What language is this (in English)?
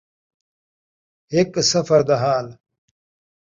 Saraiki